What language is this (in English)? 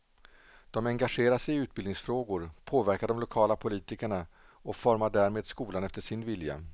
Swedish